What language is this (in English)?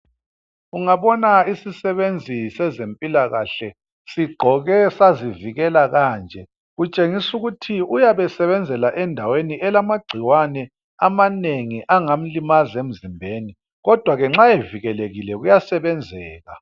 North Ndebele